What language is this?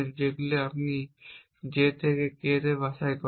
Bangla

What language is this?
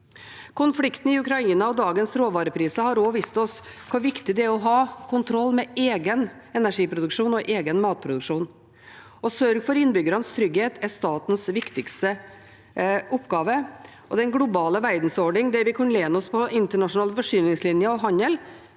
Norwegian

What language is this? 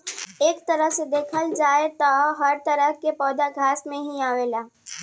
Bhojpuri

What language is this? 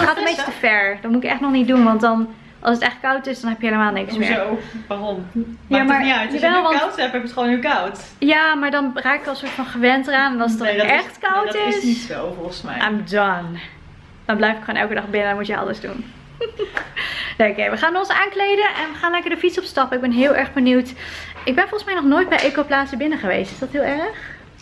Dutch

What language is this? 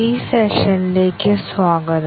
Malayalam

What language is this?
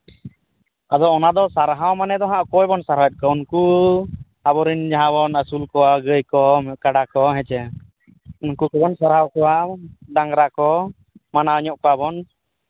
Santali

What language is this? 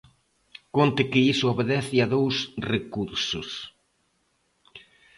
Galician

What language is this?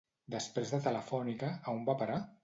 Catalan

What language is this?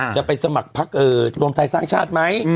Thai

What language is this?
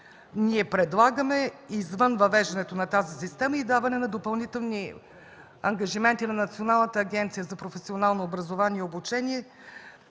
Bulgarian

